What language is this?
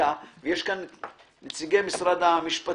Hebrew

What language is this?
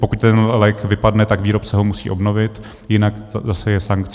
Czech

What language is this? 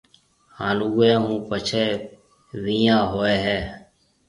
Marwari (Pakistan)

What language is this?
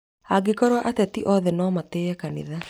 Kikuyu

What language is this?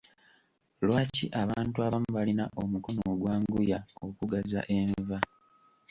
Ganda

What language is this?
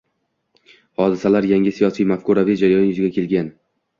Uzbek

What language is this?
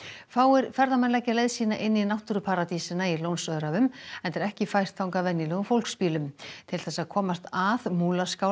Icelandic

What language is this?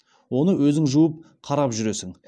Kazakh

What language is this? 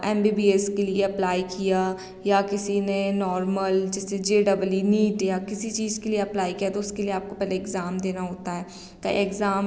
Hindi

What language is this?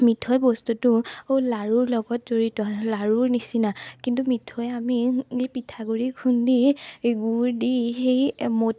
Assamese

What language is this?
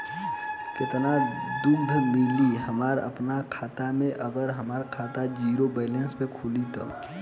Bhojpuri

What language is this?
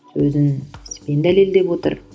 Kazakh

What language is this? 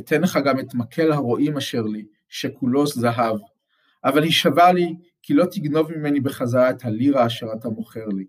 Hebrew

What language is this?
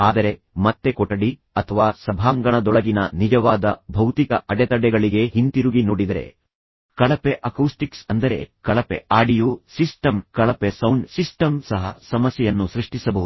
Kannada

